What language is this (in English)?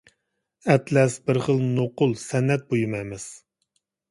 Uyghur